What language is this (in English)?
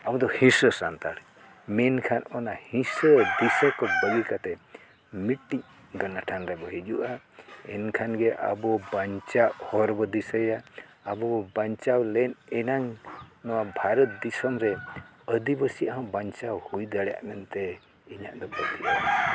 Santali